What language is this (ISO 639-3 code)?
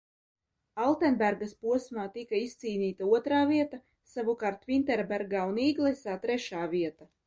lav